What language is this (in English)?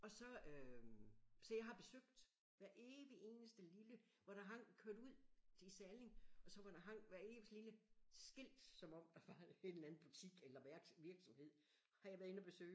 Danish